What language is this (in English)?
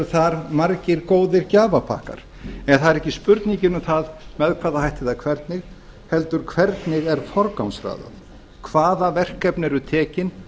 Icelandic